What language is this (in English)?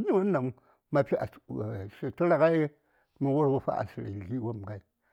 Saya